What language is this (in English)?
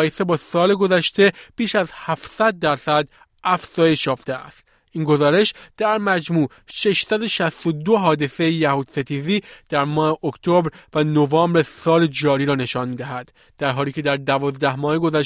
Persian